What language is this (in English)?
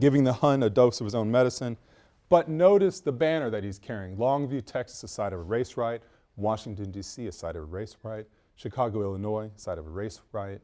English